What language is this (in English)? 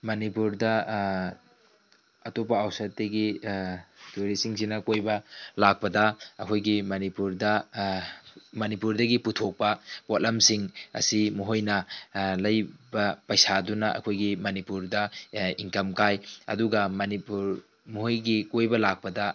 Manipuri